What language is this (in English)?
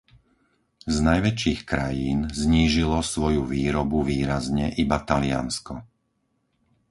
Slovak